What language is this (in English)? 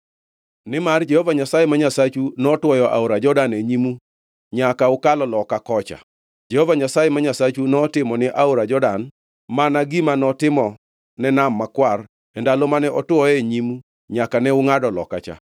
Luo (Kenya and Tanzania)